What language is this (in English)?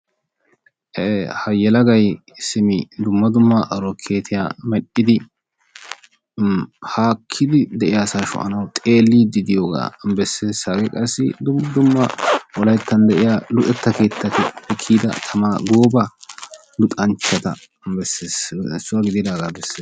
Wolaytta